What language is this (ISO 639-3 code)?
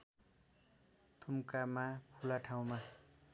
nep